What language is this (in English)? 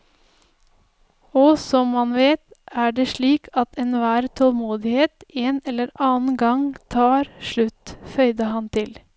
Norwegian